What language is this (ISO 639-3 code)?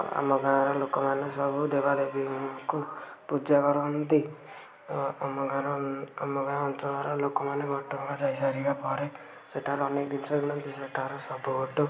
ori